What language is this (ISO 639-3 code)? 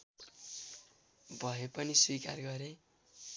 nep